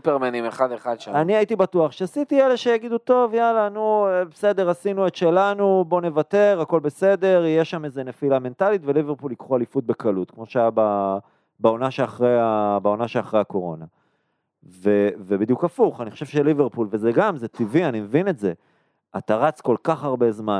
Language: Hebrew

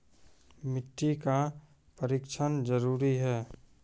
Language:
Maithili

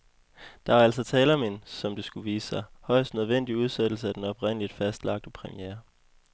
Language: Danish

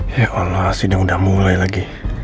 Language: Indonesian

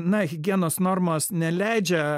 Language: Lithuanian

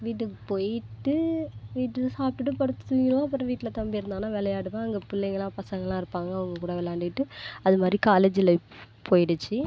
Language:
Tamil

